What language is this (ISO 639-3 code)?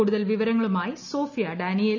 mal